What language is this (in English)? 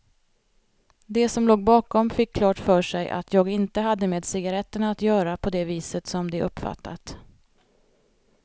Swedish